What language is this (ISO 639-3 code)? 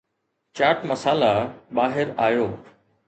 snd